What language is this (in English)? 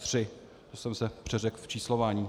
Czech